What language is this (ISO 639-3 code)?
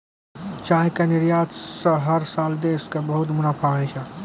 mai